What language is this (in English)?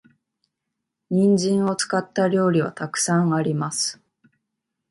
Japanese